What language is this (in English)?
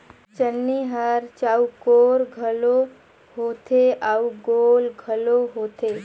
Chhattisgarhi